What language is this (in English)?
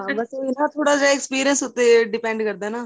Punjabi